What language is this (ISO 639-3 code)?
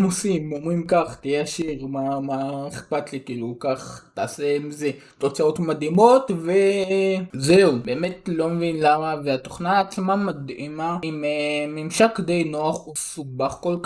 heb